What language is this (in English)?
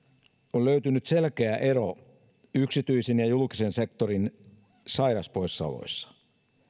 Finnish